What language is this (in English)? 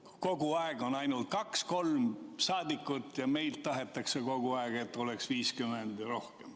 Estonian